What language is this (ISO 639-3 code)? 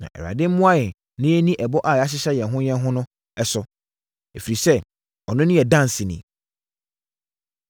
aka